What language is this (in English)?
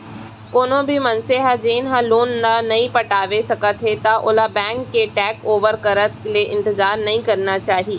Chhattisgarhi